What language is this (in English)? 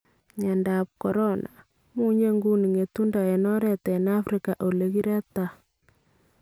Kalenjin